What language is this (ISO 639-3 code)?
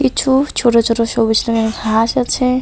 ben